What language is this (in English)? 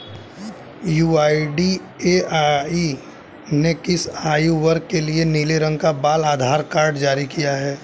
Hindi